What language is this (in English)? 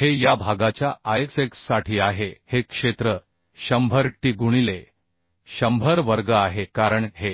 Marathi